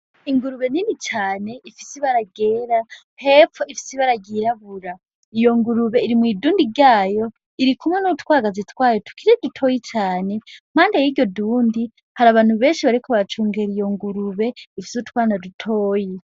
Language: Rundi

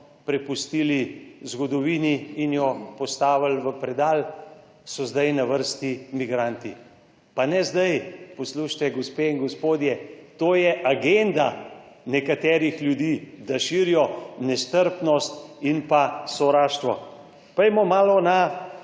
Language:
Slovenian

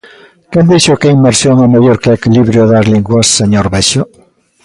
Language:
Galician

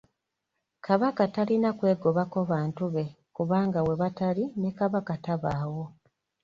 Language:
Ganda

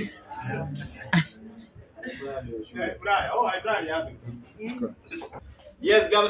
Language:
French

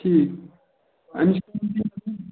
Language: Kashmiri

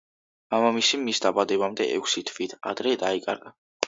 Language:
Georgian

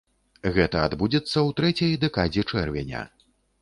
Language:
Belarusian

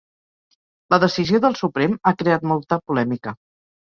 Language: Catalan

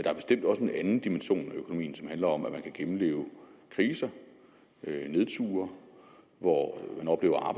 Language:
Danish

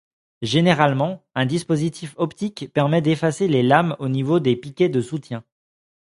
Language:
French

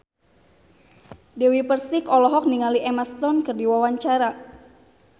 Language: Sundanese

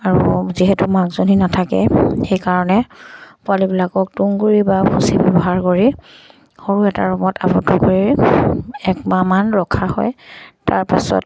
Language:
Assamese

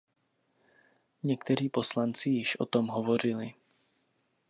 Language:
Czech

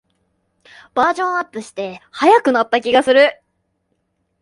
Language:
Japanese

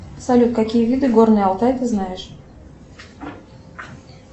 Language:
Russian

